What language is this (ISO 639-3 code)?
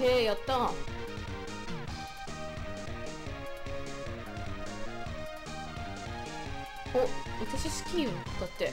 jpn